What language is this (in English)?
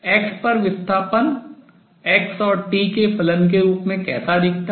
Hindi